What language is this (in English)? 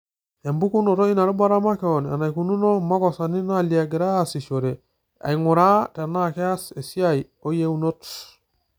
Masai